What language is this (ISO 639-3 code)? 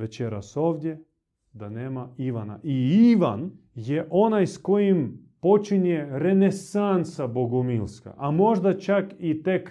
hrv